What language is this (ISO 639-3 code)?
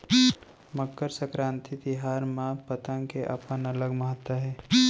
hne